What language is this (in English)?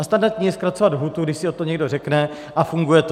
Czech